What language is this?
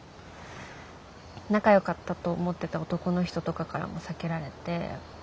Japanese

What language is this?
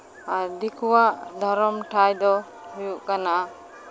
Santali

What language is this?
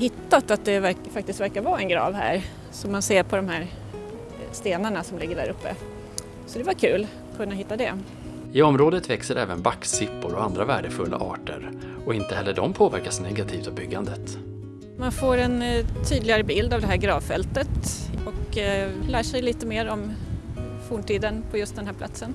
Swedish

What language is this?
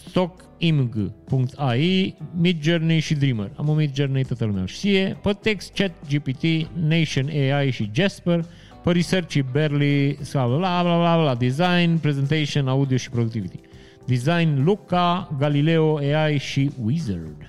Romanian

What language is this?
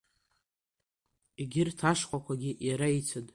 Abkhazian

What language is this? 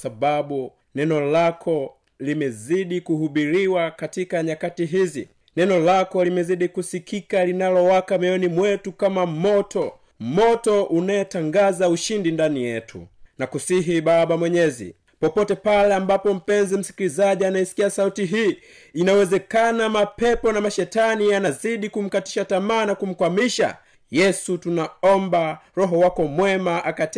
Swahili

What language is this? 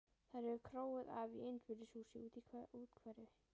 Icelandic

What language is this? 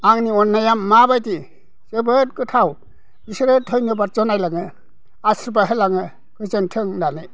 Bodo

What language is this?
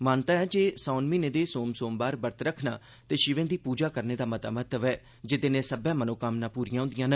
Dogri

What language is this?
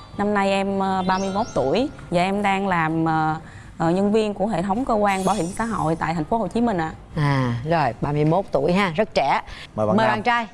Vietnamese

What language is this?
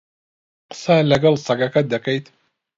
Central Kurdish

